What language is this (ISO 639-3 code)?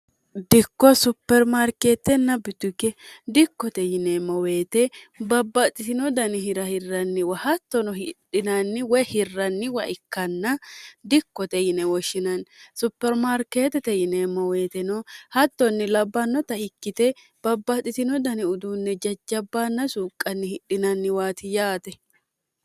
sid